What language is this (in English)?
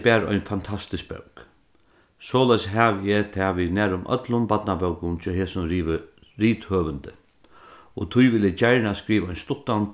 Faroese